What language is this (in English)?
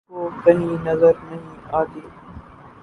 Urdu